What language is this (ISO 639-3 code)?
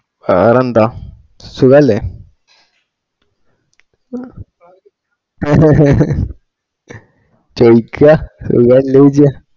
mal